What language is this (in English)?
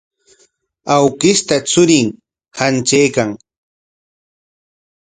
Corongo Ancash Quechua